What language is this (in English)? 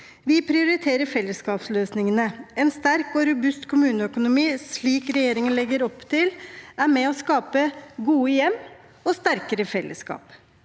Norwegian